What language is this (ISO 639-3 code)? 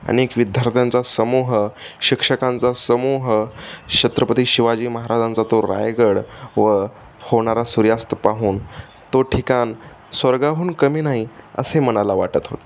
mar